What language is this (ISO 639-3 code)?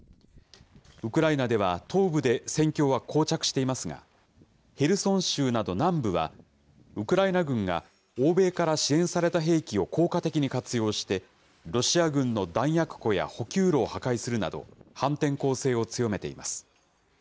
jpn